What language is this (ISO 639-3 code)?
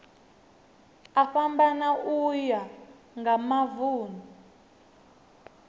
ven